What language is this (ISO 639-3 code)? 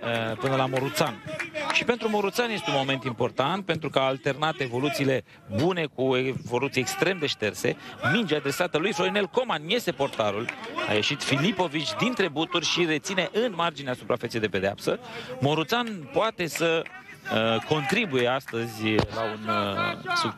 ron